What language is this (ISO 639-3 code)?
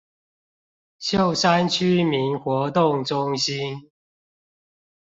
zho